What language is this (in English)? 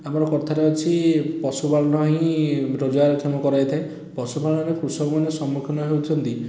Odia